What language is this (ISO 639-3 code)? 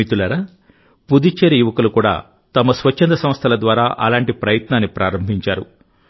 tel